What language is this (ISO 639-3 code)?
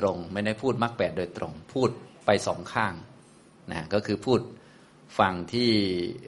tha